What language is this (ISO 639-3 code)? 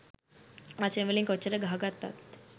sin